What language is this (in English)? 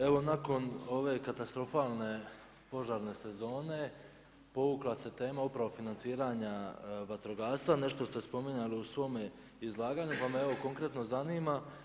Croatian